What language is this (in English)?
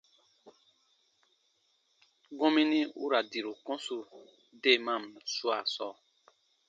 Baatonum